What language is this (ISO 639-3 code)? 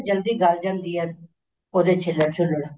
pan